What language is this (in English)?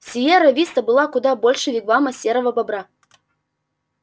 Russian